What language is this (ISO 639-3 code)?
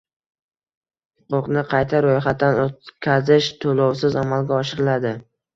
uzb